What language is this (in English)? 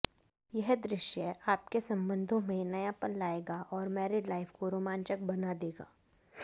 Hindi